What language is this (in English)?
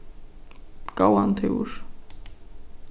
Faroese